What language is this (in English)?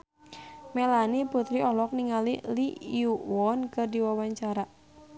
Sundanese